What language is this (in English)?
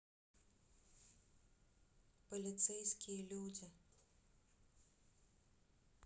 Russian